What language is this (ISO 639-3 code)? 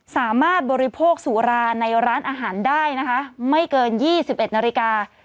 tha